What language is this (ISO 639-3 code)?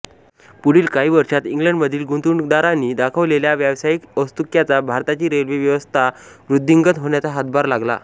mar